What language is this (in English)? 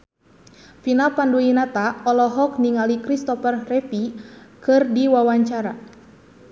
Sundanese